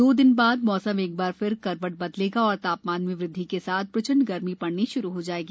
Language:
Hindi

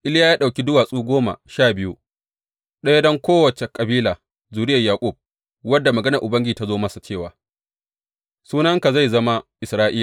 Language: Hausa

